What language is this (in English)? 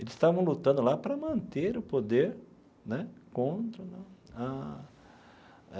Portuguese